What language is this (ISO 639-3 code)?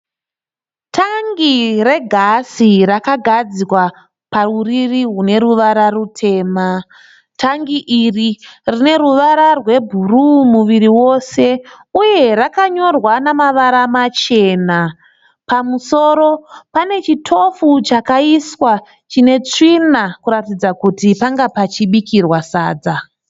sna